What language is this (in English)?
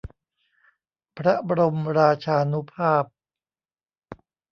Thai